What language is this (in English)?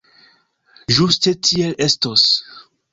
Esperanto